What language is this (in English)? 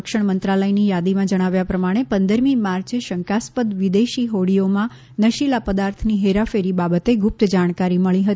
Gujarati